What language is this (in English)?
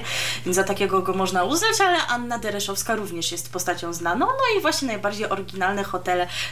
Polish